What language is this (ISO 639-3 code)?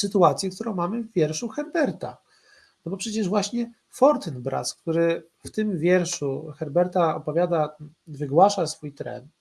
pol